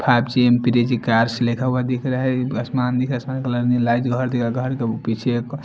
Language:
Hindi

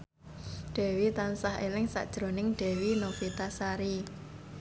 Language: Javanese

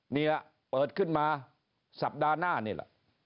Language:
Thai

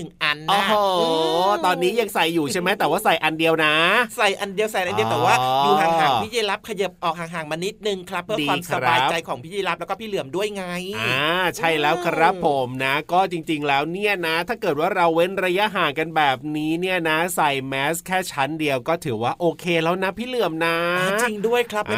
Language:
Thai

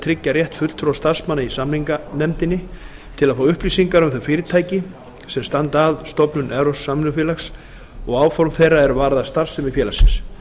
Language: Icelandic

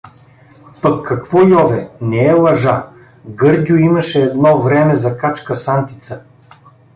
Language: Bulgarian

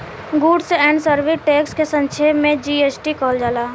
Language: Bhojpuri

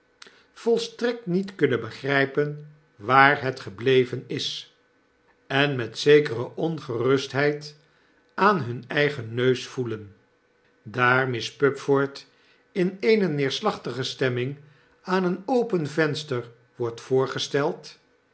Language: Dutch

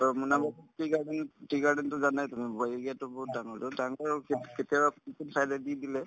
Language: Assamese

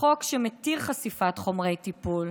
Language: Hebrew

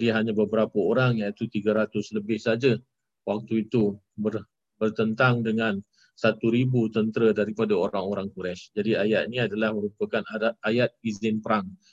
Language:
Malay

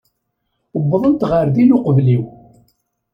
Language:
Kabyle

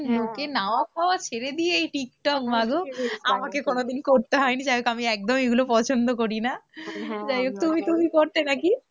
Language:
Bangla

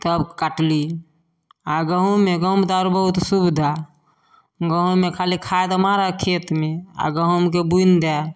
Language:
Maithili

